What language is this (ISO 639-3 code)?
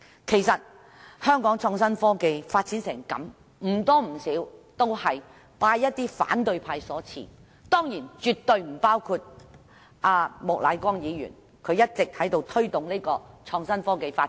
yue